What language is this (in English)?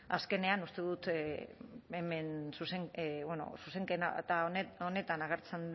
Basque